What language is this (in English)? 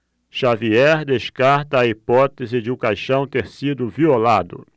Portuguese